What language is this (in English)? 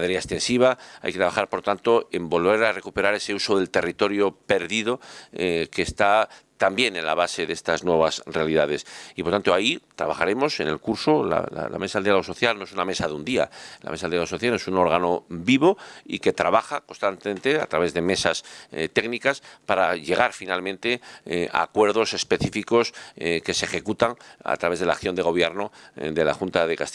Spanish